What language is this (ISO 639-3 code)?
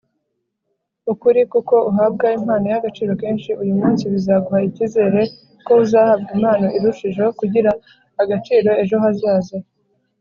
kin